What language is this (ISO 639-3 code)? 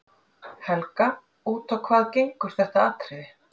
isl